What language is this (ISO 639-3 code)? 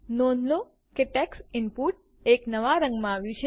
guj